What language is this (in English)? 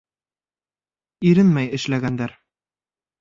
Bashkir